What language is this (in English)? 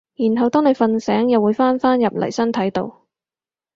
Cantonese